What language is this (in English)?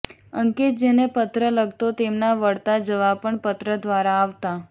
Gujarati